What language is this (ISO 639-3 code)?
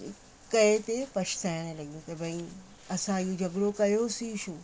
snd